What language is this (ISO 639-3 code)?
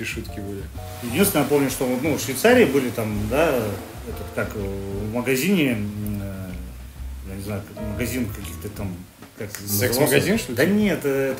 rus